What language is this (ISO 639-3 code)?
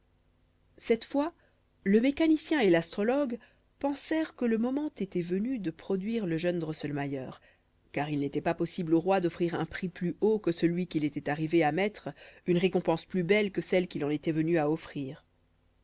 fra